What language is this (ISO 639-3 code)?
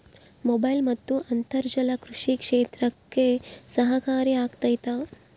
kan